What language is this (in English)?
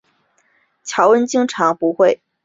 Chinese